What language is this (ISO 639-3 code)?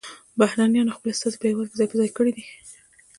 pus